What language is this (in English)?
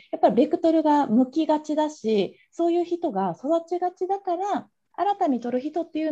Japanese